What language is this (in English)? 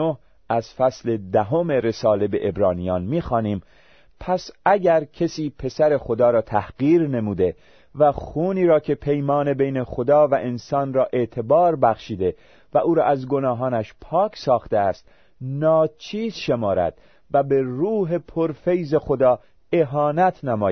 Persian